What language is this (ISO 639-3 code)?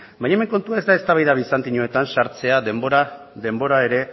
eus